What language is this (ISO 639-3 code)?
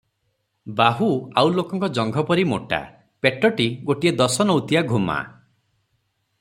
ori